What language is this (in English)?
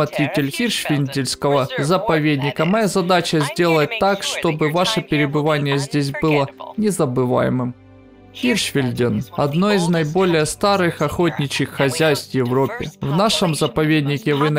Russian